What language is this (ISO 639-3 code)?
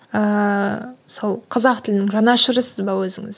kaz